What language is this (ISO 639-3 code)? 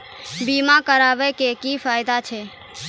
mai